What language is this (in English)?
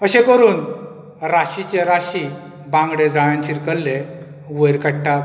Konkani